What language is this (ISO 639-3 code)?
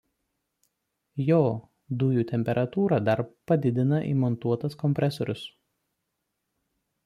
lit